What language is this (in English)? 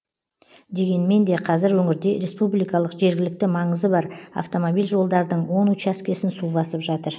Kazakh